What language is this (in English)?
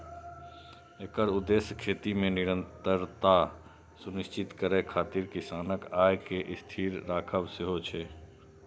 Maithili